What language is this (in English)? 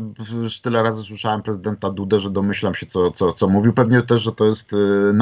Polish